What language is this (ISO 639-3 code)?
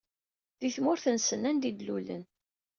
kab